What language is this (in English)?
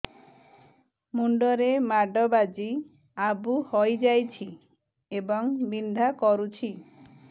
Odia